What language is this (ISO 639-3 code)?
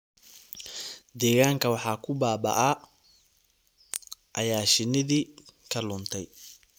som